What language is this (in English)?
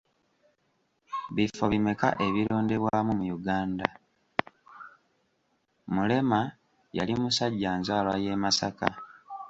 Ganda